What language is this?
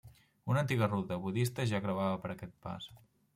Catalan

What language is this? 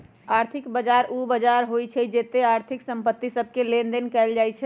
Magahi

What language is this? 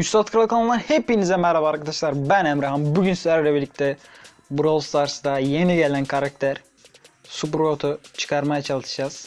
Turkish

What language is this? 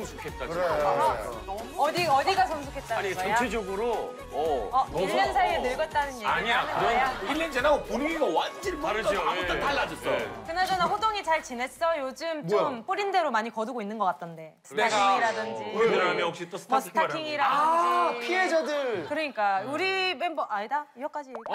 Korean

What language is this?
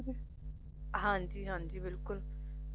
Punjabi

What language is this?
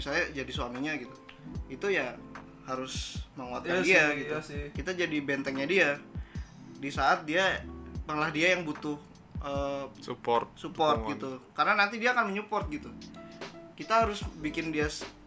Indonesian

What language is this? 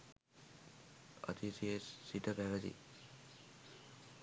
Sinhala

